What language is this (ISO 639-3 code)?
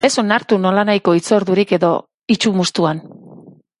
eus